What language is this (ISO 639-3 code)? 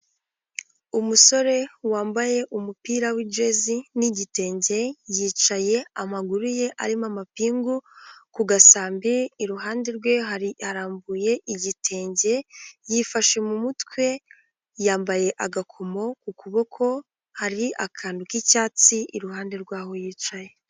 kin